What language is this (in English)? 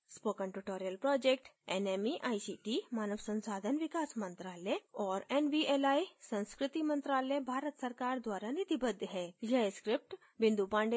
Hindi